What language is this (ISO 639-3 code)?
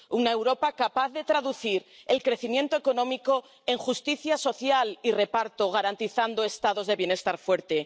spa